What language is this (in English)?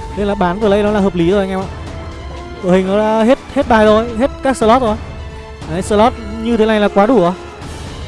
Vietnamese